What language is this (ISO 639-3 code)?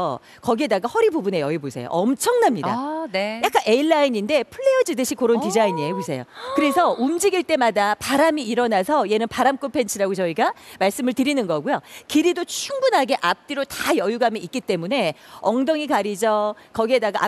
kor